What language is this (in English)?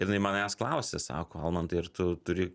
Lithuanian